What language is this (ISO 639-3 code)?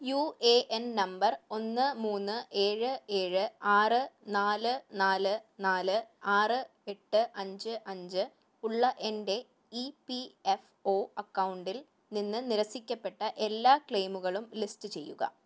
mal